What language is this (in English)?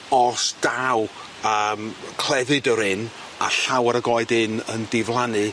Welsh